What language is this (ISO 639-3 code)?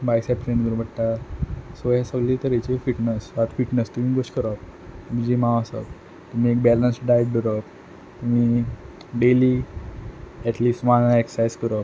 kok